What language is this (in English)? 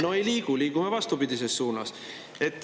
Estonian